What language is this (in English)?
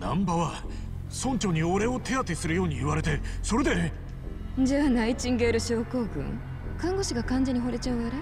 Japanese